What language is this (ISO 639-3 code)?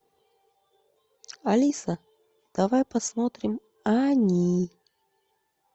rus